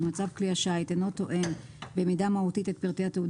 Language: Hebrew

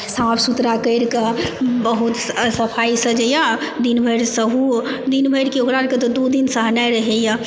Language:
Maithili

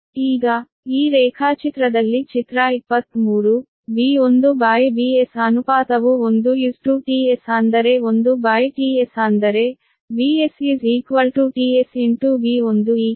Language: Kannada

